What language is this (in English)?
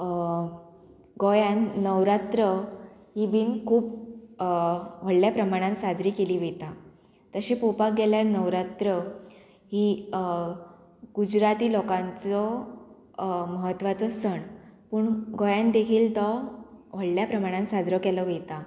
Konkani